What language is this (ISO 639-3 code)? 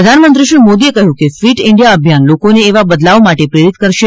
guj